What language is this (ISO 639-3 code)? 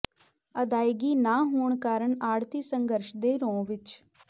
pan